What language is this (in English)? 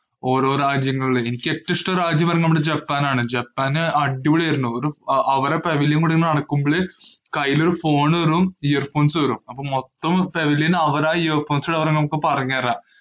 Malayalam